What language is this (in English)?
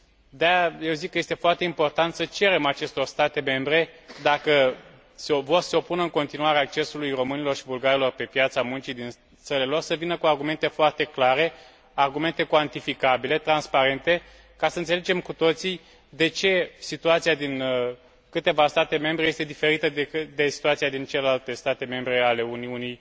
Romanian